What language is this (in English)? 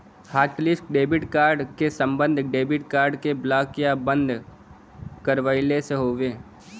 Bhojpuri